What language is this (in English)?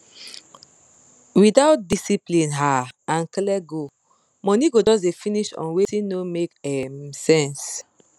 Nigerian Pidgin